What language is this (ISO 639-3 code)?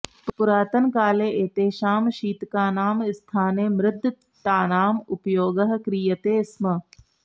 san